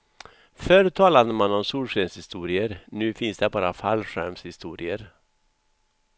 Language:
Swedish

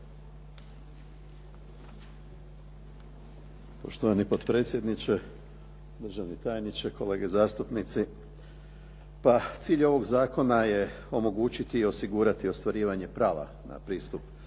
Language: Croatian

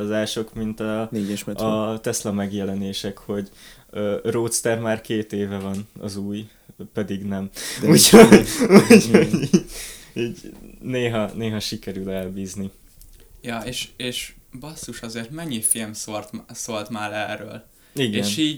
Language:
Hungarian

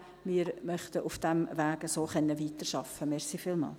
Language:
Swiss German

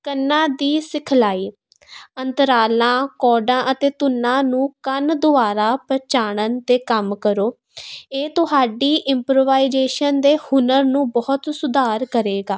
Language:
Punjabi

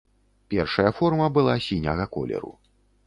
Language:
Belarusian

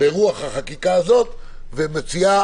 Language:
Hebrew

